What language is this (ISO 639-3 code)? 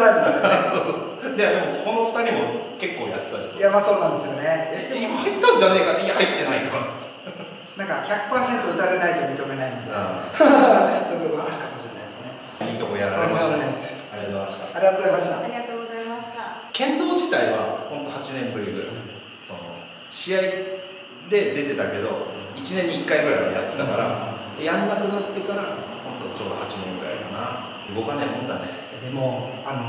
jpn